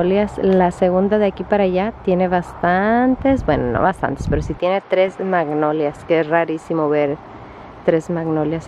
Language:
Spanish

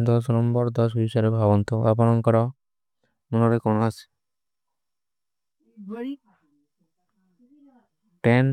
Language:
Kui (India)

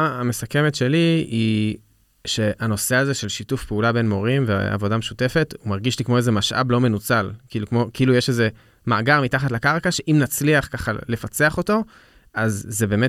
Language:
Hebrew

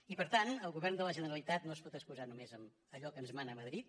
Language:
Catalan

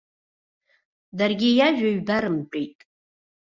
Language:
Abkhazian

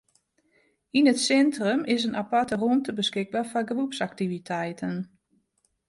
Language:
Western Frisian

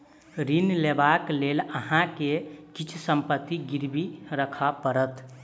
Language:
Maithili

